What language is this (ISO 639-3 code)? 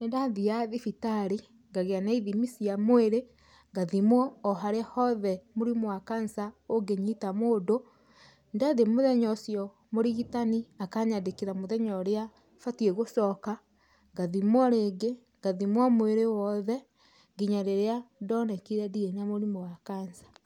kik